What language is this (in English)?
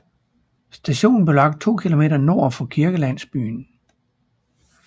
Danish